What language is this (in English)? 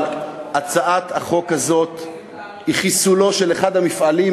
Hebrew